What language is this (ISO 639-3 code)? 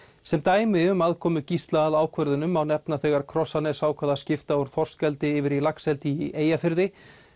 isl